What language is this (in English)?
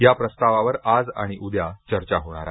Marathi